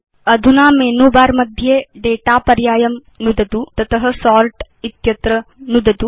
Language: Sanskrit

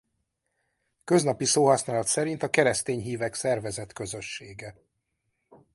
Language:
Hungarian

